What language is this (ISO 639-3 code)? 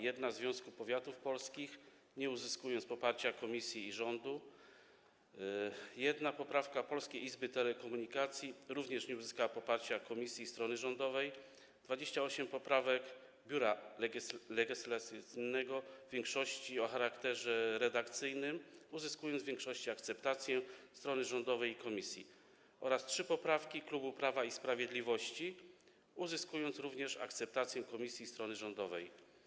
pol